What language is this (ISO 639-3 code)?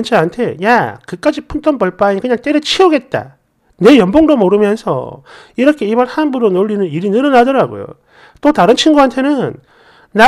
kor